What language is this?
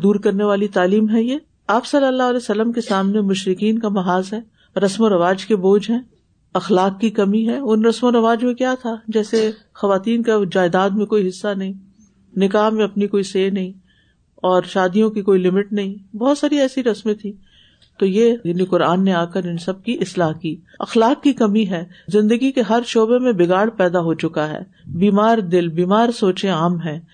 Urdu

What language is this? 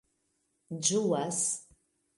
Esperanto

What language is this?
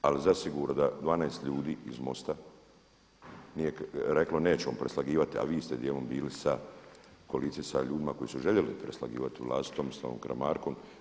Croatian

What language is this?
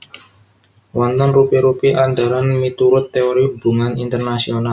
Javanese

